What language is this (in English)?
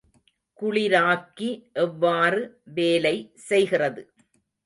Tamil